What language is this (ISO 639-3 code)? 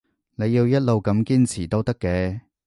yue